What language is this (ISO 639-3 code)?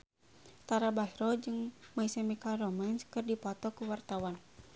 sun